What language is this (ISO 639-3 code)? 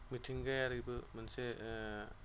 brx